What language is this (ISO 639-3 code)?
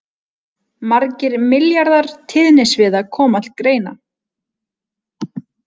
isl